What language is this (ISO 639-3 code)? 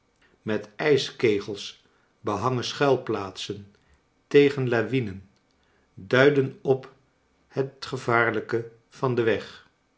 nld